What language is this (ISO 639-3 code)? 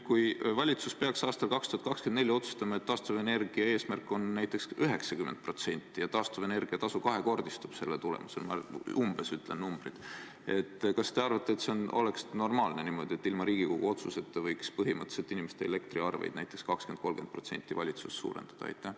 est